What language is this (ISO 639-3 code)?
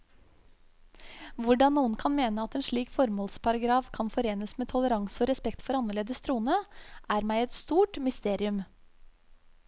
nor